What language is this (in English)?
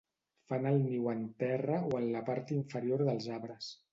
Catalan